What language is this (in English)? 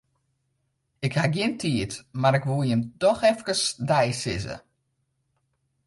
Western Frisian